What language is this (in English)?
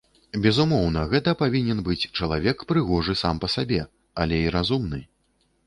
Belarusian